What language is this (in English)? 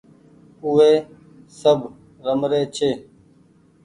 Goaria